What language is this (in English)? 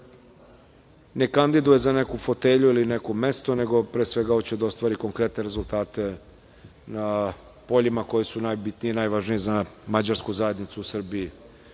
Serbian